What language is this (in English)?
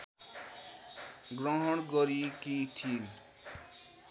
Nepali